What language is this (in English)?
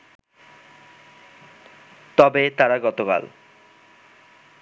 Bangla